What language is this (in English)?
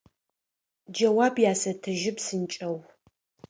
Adyghe